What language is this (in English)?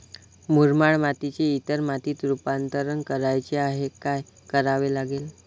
Marathi